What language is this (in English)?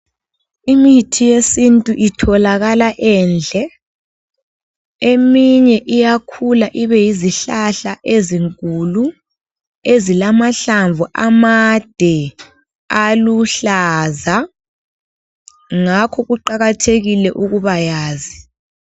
North Ndebele